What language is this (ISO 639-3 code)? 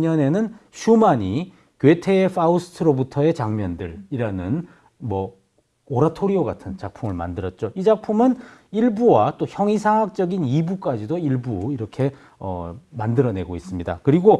kor